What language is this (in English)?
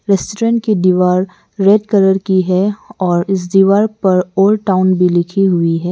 Hindi